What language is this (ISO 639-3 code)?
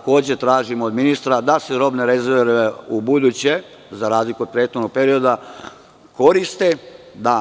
srp